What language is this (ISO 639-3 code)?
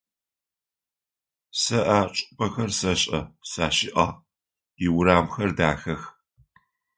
ady